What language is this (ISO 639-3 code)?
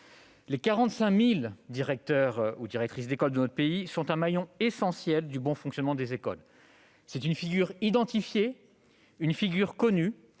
fra